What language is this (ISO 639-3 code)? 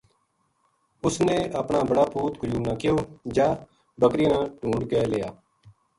gju